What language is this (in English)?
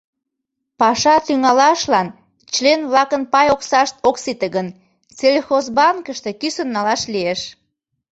Mari